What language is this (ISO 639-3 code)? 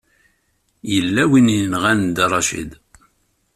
kab